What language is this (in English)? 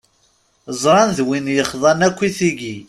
Kabyle